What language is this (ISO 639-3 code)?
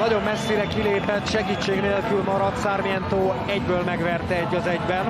hun